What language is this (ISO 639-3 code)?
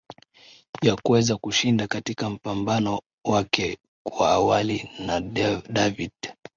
swa